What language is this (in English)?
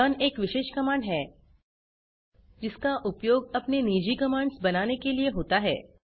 Hindi